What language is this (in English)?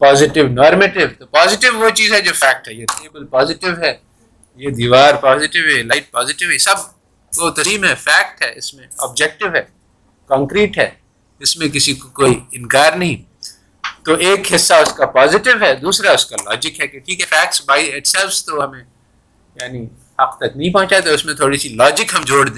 Urdu